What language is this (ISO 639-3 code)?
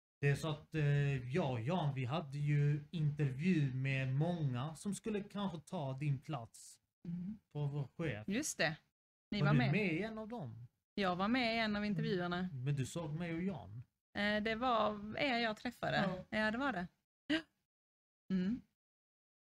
swe